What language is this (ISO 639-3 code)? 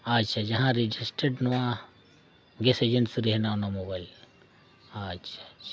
sat